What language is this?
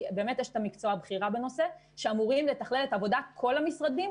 Hebrew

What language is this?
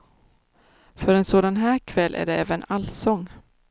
Swedish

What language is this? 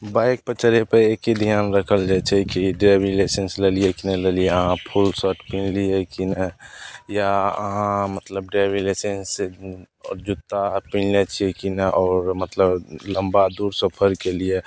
Maithili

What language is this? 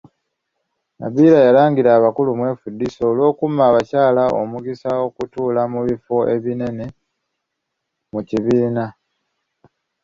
Ganda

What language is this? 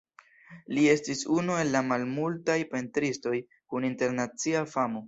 Esperanto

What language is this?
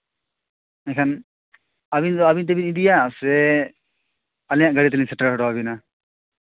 Santali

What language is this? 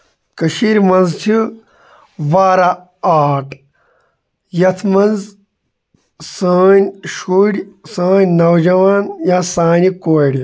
Kashmiri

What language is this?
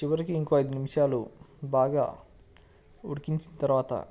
Telugu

